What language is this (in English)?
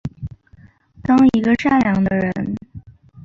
Chinese